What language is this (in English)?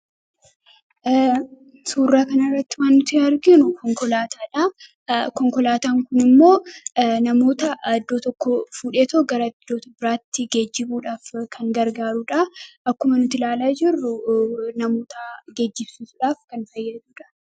Oromo